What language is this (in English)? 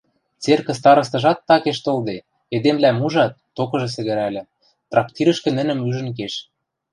Western Mari